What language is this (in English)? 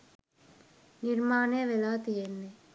Sinhala